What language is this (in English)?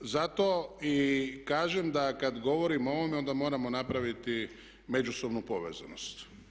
Croatian